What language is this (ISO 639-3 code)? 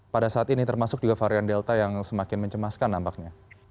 ind